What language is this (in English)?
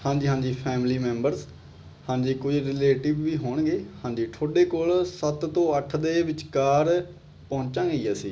Punjabi